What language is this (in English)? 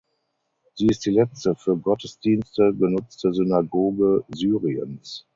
German